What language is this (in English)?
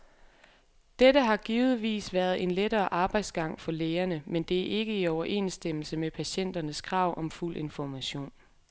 Danish